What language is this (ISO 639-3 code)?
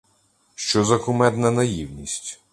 ukr